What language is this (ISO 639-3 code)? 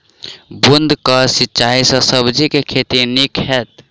mai